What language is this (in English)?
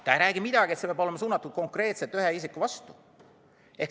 Estonian